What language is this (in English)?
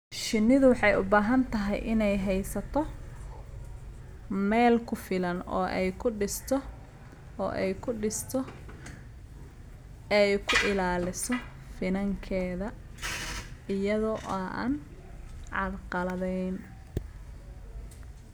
Somali